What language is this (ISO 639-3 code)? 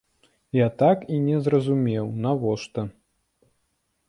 bel